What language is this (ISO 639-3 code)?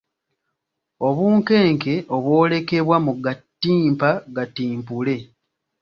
lug